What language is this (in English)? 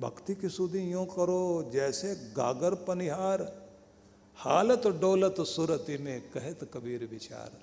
Hindi